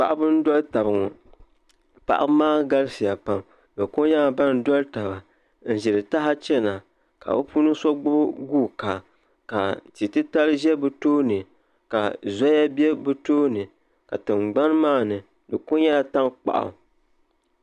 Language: Dagbani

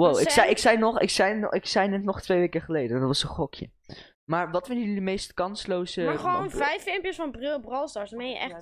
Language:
Dutch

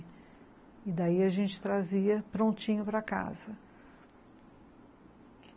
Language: Portuguese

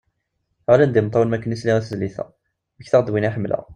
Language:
Kabyle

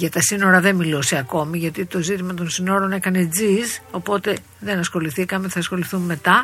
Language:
Greek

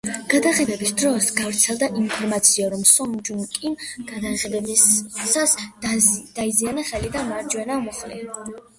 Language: Georgian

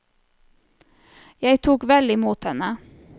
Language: Norwegian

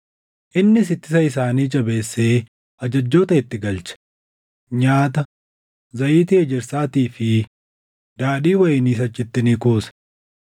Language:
Oromo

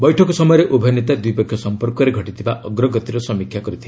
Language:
Odia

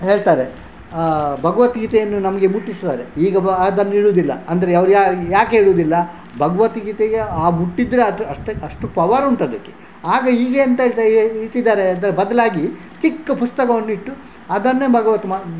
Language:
Kannada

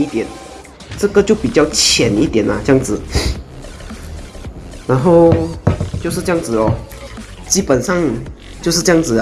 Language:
Chinese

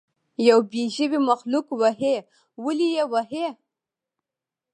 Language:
Pashto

